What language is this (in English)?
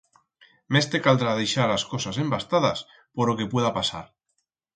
Aragonese